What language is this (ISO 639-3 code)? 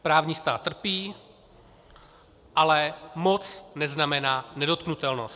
ces